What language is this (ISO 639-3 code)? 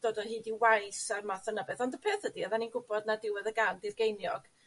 cym